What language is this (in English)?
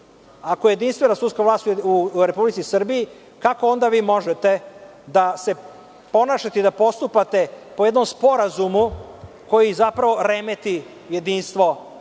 Serbian